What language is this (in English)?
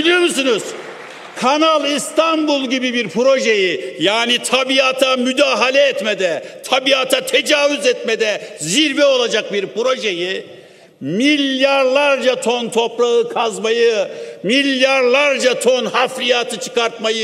Turkish